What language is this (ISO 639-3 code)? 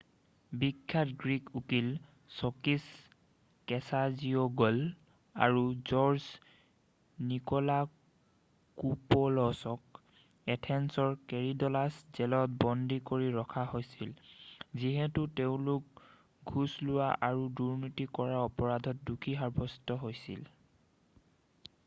asm